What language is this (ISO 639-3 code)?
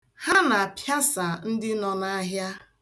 ibo